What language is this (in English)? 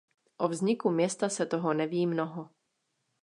Czech